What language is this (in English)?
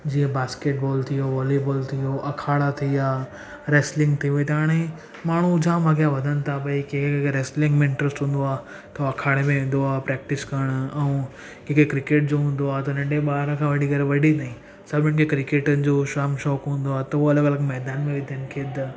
Sindhi